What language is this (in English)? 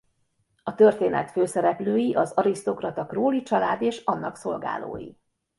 Hungarian